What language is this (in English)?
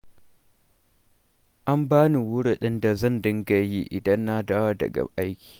Hausa